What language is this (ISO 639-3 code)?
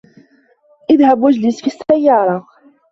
ara